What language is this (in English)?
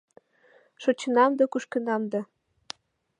Mari